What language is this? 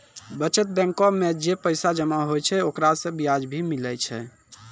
Maithili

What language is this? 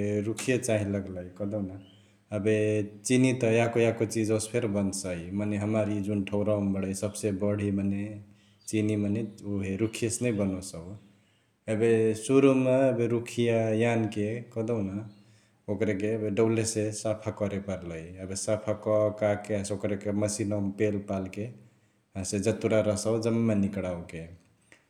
Chitwania Tharu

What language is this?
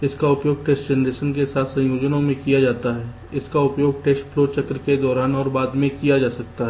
Hindi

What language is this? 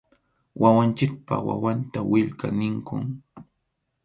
Arequipa-La Unión Quechua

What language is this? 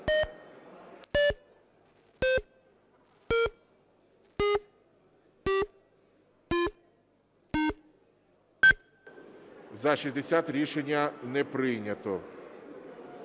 Ukrainian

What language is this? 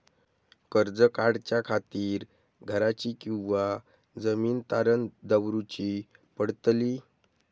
Marathi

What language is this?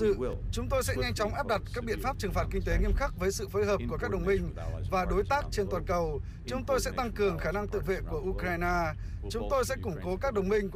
Vietnamese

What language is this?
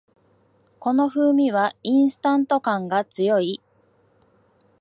Japanese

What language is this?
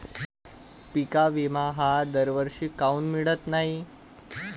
Marathi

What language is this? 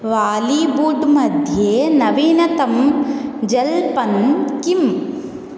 Sanskrit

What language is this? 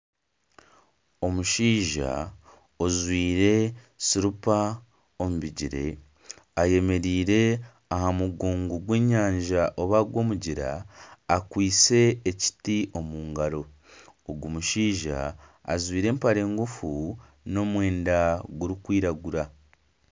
Nyankole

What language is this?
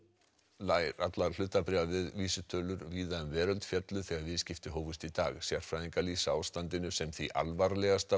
Icelandic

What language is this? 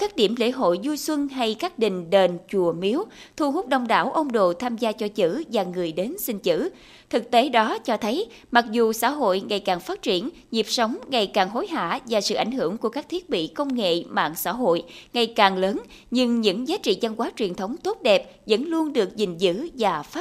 Vietnamese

